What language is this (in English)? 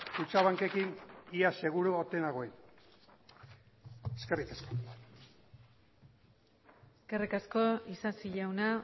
Basque